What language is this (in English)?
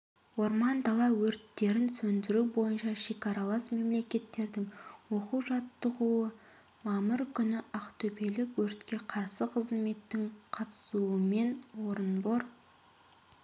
Kazakh